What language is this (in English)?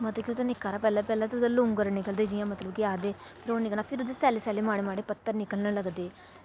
Dogri